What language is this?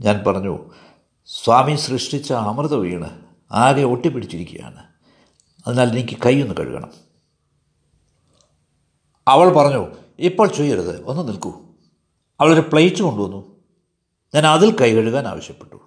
Malayalam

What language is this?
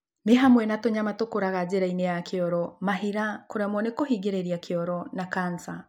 Kikuyu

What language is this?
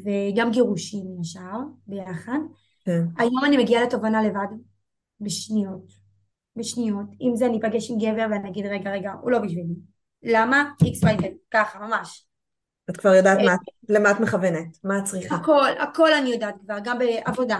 Hebrew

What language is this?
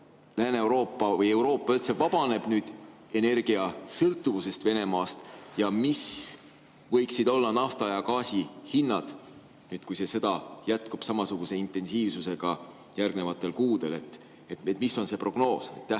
Estonian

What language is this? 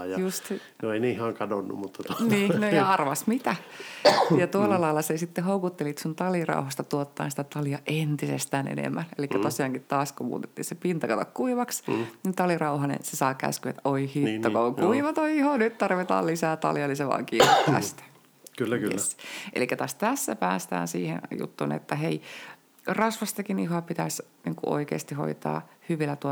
Finnish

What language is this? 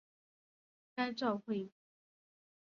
Chinese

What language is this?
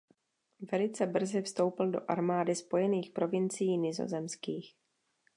Czech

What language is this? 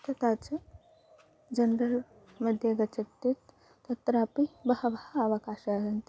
Sanskrit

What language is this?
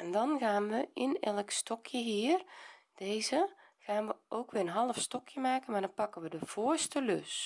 Dutch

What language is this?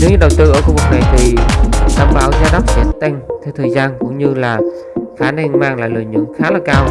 Vietnamese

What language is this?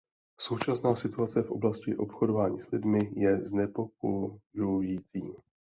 Czech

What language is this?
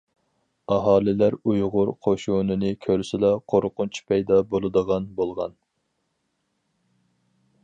Uyghur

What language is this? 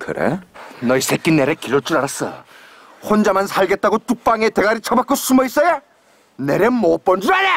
Korean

